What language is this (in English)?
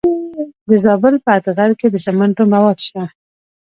Pashto